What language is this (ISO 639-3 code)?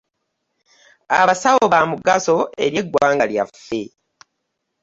lug